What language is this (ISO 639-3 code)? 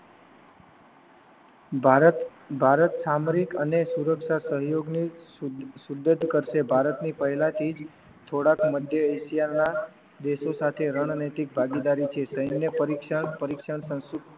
guj